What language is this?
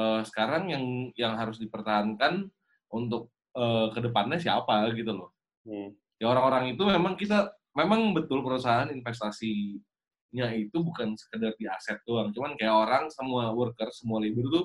Indonesian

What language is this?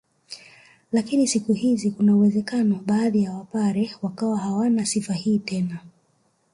Swahili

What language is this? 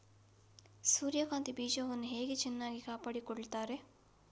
Kannada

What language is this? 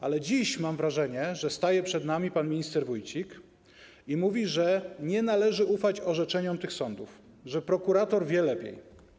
Polish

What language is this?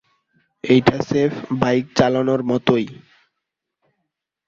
Bangla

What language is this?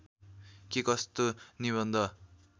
Nepali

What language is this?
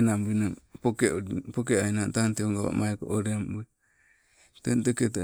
Sibe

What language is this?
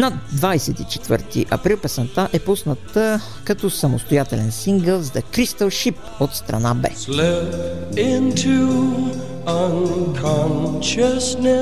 Bulgarian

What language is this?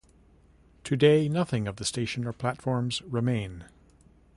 English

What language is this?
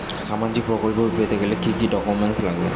Bangla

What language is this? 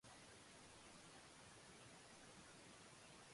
Japanese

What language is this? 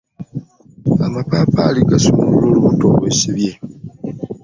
Ganda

